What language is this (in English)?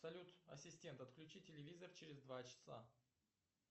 Russian